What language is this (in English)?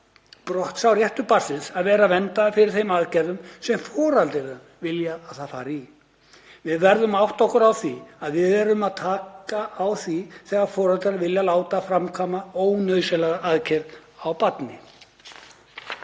Icelandic